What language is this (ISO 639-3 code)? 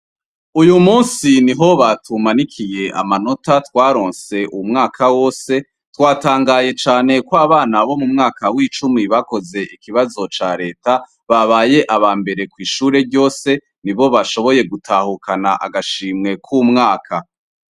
run